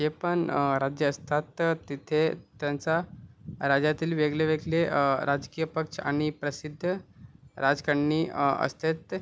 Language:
Marathi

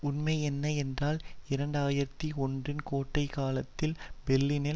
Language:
Tamil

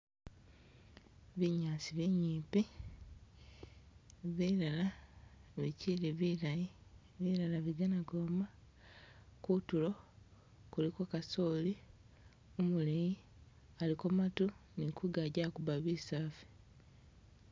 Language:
Masaaba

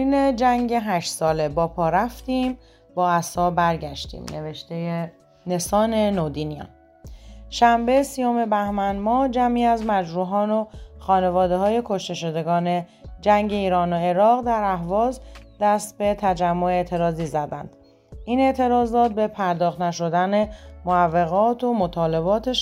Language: Persian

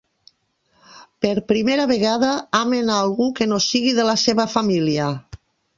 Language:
Catalan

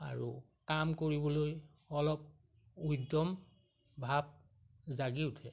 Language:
Assamese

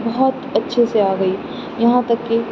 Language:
Urdu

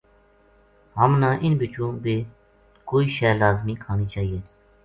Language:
Gujari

